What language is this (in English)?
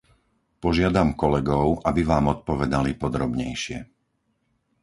Slovak